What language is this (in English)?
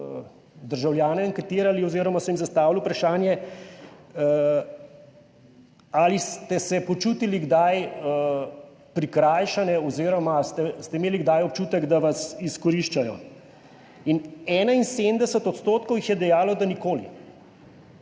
Slovenian